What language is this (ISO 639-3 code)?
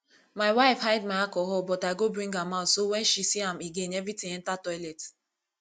pcm